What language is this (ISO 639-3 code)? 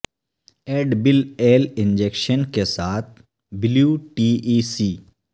urd